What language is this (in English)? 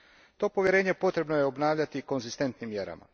Croatian